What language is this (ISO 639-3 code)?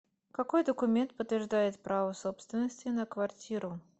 rus